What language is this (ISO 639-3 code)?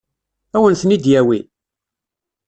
kab